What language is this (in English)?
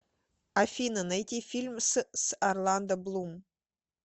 Russian